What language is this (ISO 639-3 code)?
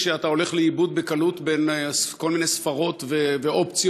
heb